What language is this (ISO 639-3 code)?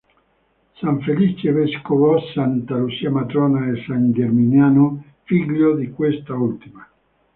ita